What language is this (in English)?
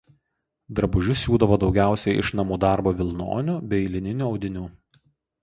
Lithuanian